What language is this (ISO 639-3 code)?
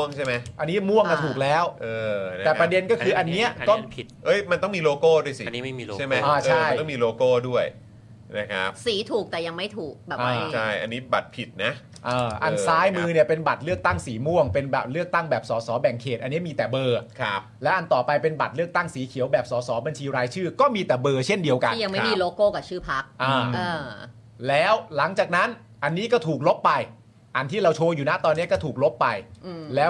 tha